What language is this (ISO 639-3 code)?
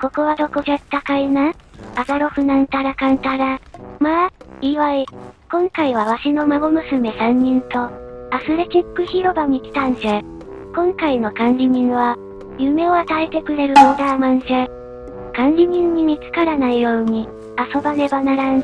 jpn